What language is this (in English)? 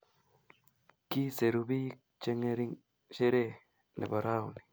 Kalenjin